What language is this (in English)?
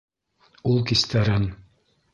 Bashkir